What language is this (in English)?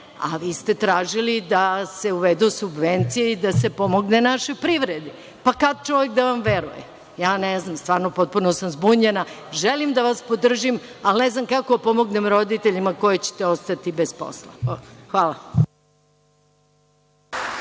Serbian